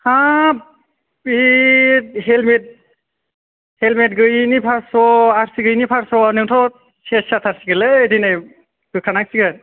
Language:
Bodo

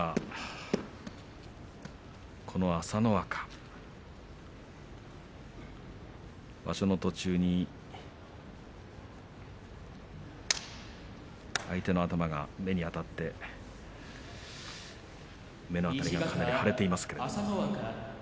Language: Japanese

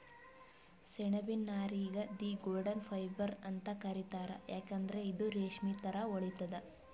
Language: Kannada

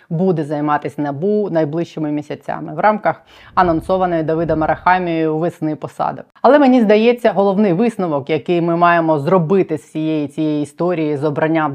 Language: Ukrainian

